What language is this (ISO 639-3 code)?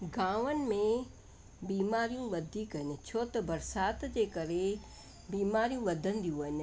snd